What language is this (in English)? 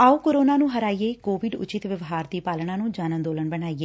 Punjabi